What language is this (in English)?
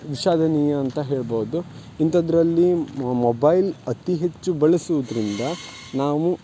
Kannada